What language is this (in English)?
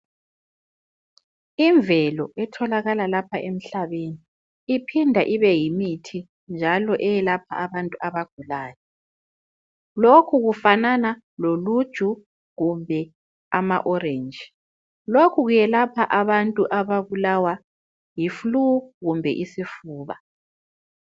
North Ndebele